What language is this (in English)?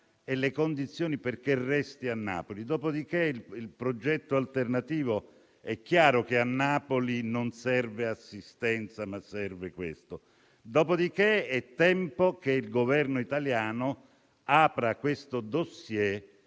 Italian